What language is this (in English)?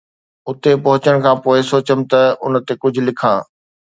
Sindhi